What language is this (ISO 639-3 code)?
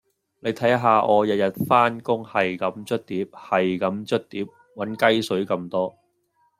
yue